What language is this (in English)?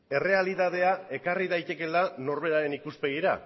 Basque